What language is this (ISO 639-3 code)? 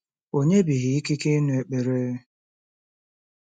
ibo